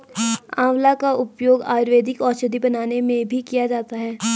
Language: Hindi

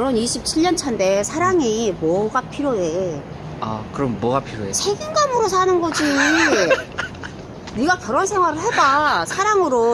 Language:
Korean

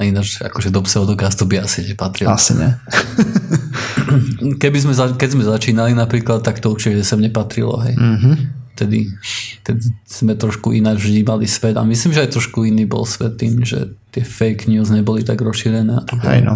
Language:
Slovak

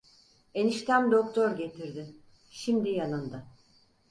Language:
Turkish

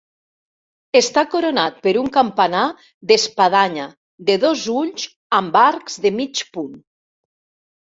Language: Catalan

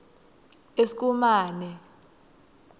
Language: Swati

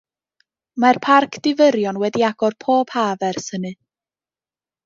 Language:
Welsh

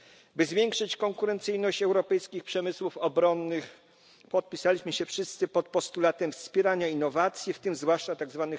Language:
Polish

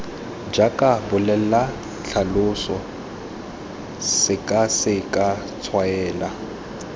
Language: Tswana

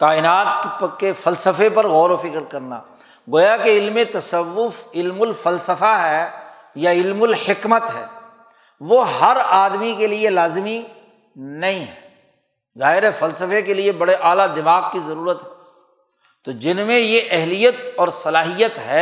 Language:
Urdu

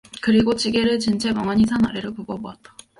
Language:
Korean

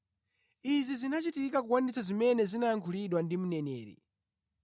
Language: Nyanja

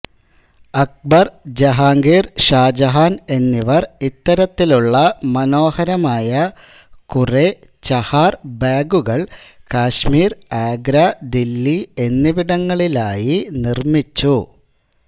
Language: Malayalam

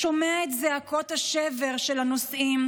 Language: Hebrew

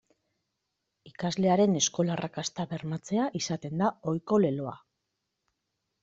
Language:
Basque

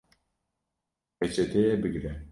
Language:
Kurdish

